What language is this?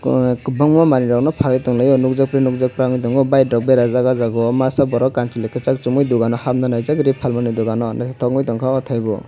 Kok Borok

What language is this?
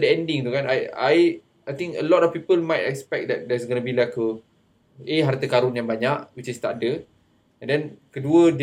Malay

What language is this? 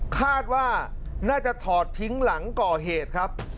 Thai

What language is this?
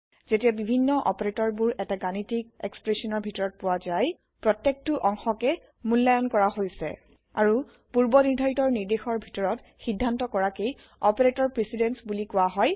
Assamese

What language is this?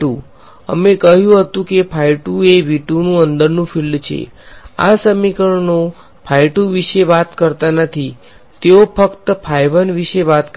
Gujarati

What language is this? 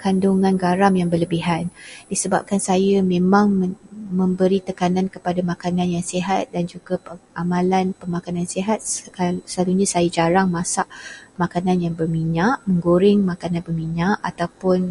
Malay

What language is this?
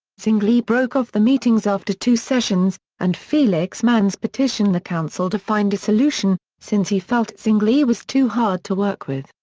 English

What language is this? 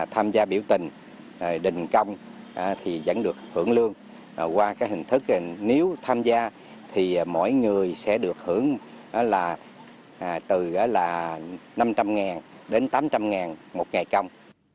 Vietnamese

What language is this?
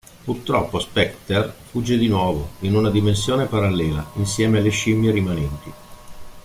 Italian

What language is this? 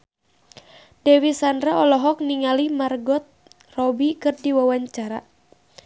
Sundanese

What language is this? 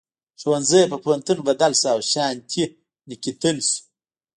Pashto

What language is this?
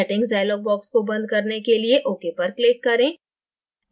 Hindi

